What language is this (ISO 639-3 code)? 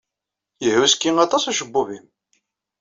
kab